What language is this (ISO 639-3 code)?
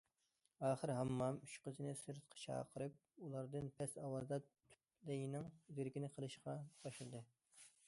uig